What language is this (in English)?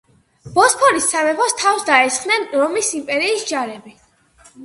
Georgian